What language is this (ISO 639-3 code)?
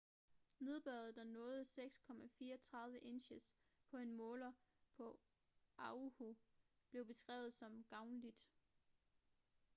dan